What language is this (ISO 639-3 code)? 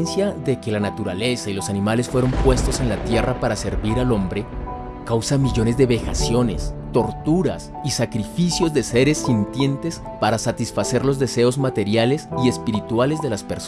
spa